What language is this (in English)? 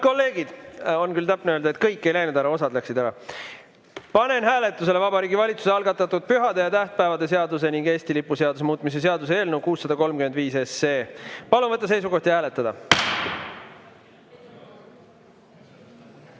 Estonian